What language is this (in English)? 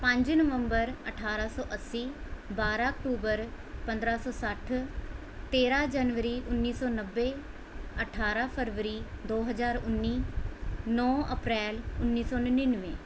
Punjabi